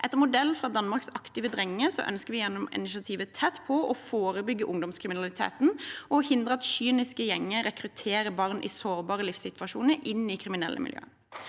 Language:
Norwegian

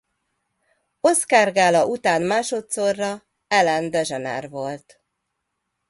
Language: Hungarian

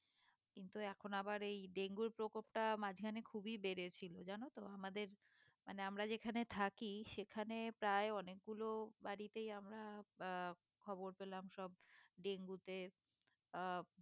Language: Bangla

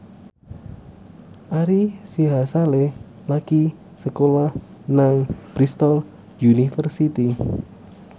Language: Javanese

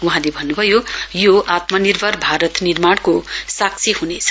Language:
Nepali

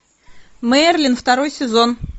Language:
Russian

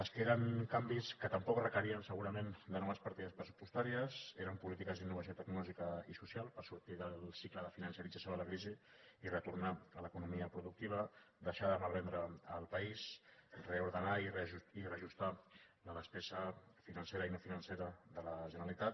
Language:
Catalan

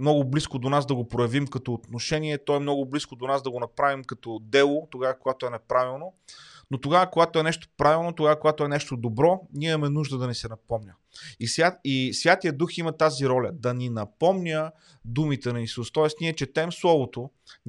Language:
Bulgarian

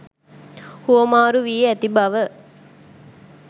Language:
Sinhala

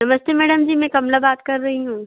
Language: Hindi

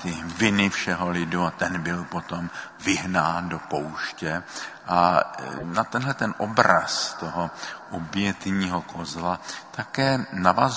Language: Czech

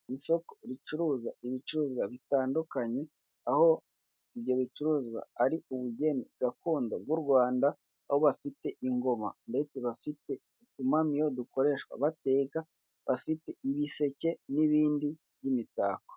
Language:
Kinyarwanda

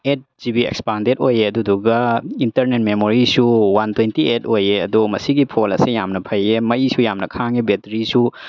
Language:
Manipuri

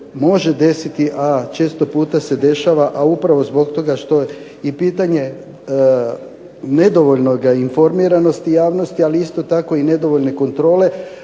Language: Croatian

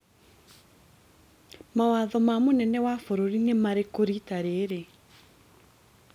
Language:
Kikuyu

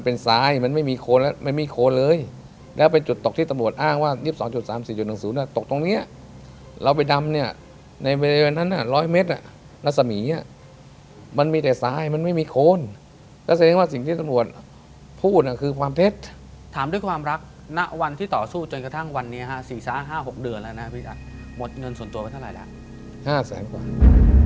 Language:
Thai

